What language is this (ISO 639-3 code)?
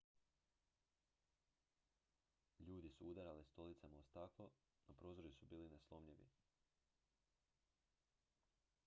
hrv